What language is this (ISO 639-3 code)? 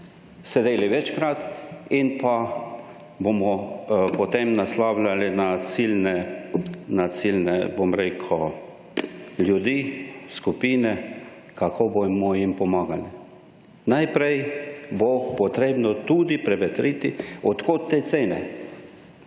slv